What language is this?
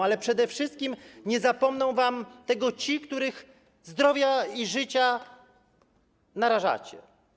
Polish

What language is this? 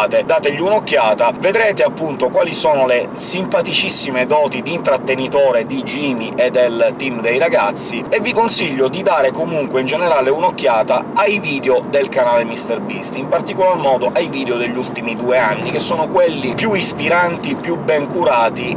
Italian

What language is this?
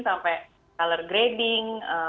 Indonesian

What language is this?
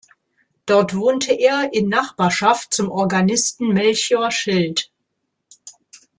German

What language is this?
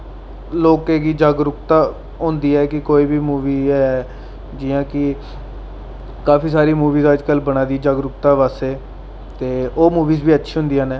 Dogri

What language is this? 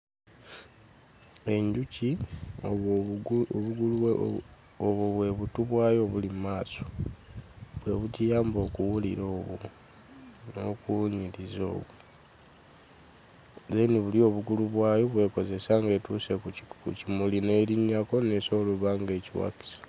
Ganda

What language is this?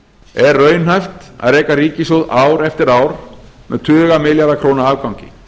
Icelandic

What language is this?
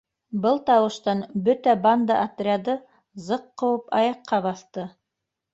Bashkir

